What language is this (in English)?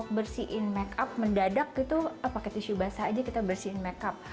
Indonesian